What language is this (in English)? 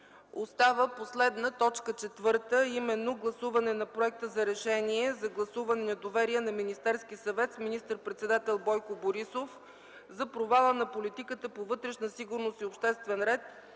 Bulgarian